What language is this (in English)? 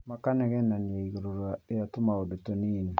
Kikuyu